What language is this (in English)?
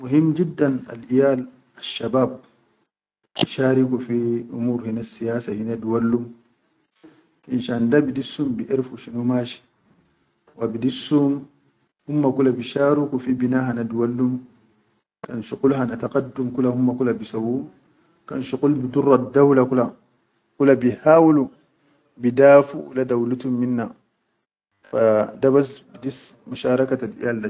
Chadian Arabic